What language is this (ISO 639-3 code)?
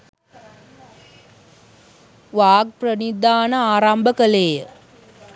sin